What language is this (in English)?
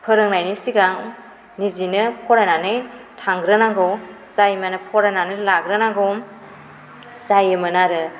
Bodo